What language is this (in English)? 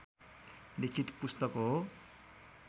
Nepali